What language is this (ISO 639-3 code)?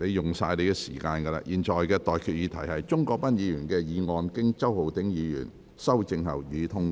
yue